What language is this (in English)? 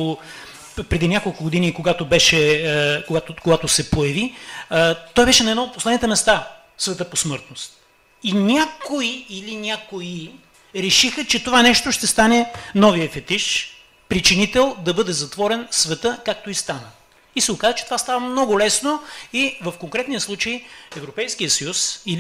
Bulgarian